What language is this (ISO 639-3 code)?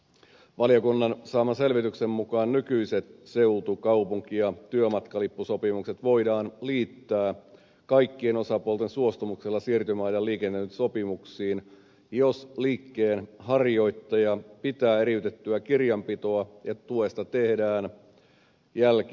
fin